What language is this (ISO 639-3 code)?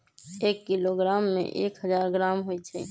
mag